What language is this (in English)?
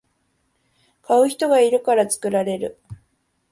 Japanese